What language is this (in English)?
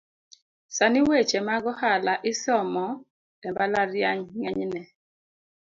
Luo (Kenya and Tanzania)